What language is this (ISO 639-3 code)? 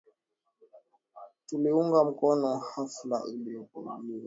swa